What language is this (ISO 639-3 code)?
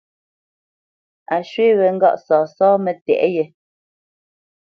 bce